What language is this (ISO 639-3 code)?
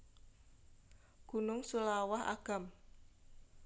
jav